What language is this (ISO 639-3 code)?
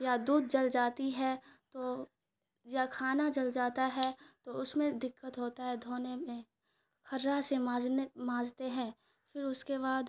urd